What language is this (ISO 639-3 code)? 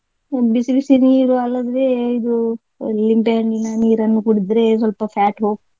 kan